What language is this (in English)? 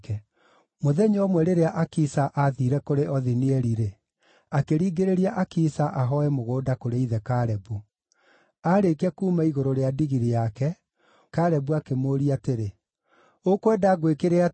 Kikuyu